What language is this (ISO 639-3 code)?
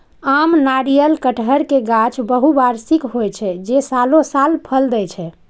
mai